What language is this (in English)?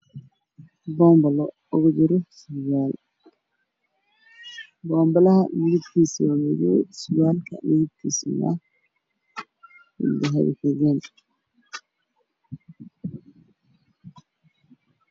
Somali